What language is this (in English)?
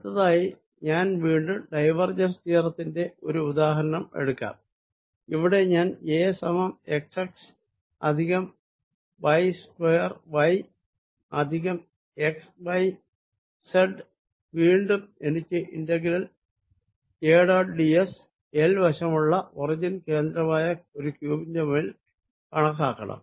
Malayalam